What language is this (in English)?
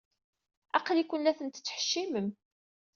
Kabyle